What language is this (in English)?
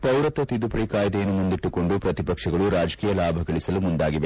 Kannada